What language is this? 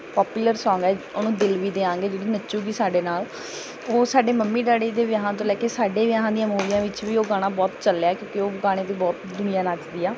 Punjabi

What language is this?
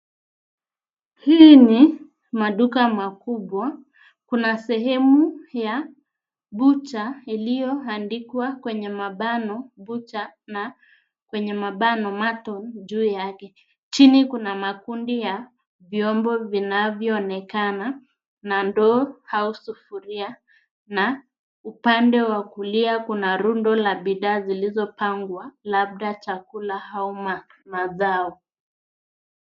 Swahili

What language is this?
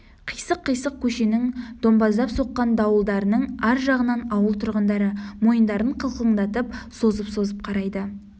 Kazakh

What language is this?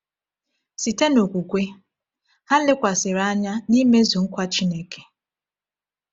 Igbo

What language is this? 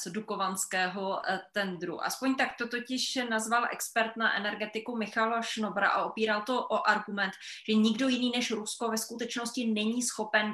Czech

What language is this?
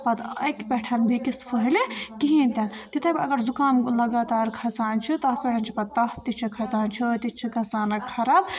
Kashmiri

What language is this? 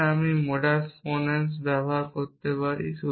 Bangla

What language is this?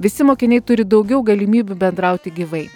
Lithuanian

